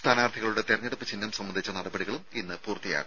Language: Malayalam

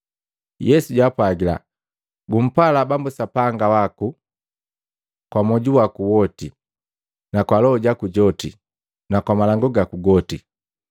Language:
Matengo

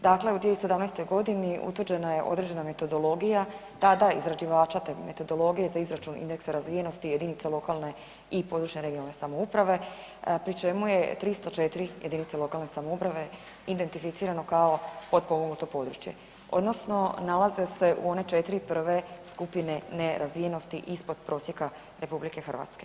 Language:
Croatian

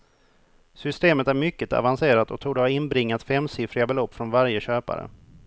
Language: Swedish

